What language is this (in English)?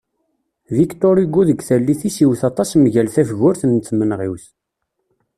Kabyle